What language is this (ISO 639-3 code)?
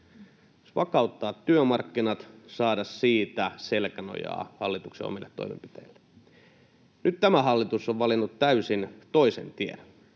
fin